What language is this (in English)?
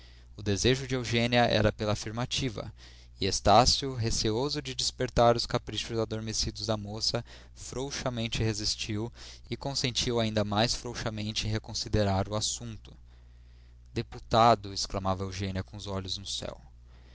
Portuguese